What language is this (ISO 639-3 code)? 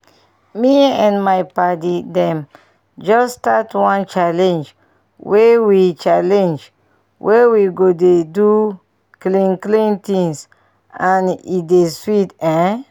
pcm